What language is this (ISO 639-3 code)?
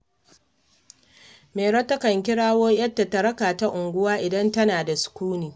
hau